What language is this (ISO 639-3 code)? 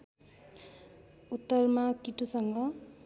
nep